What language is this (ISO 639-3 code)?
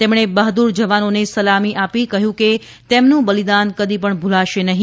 guj